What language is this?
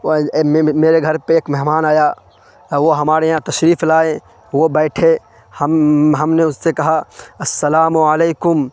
Urdu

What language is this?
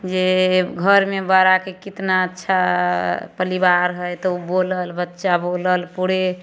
Maithili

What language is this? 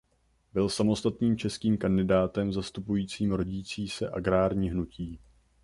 Czech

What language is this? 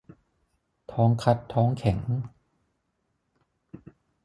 Thai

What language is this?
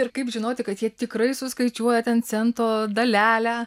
Lithuanian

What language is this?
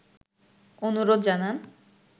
Bangla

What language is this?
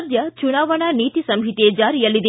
Kannada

